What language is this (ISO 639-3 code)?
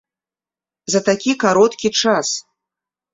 bel